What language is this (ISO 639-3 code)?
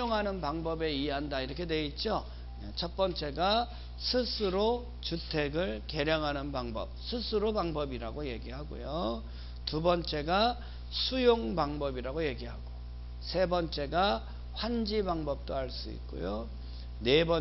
kor